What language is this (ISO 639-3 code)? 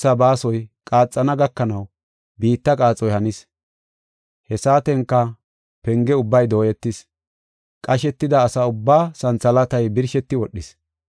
gof